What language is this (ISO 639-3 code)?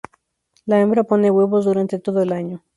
spa